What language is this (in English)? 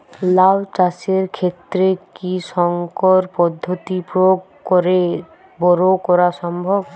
Bangla